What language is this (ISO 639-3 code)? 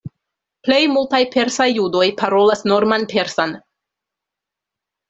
epo